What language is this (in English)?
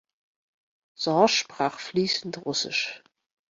German